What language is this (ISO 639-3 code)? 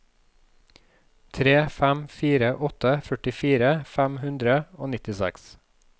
nor